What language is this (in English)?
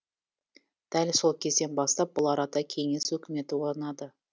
Kazakh